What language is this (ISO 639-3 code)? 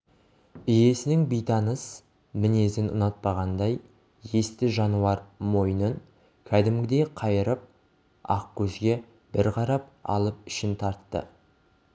kaz